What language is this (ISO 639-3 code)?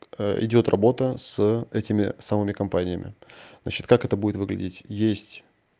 rus